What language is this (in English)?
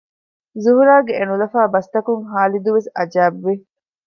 Divehi